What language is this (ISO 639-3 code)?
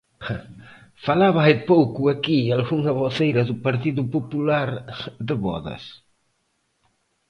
glg